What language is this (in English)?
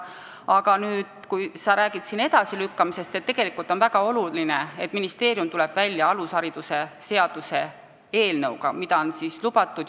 Estonian